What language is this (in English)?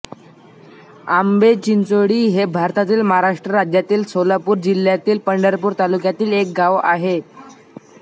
Marathi